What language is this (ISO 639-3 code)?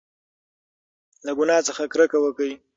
pus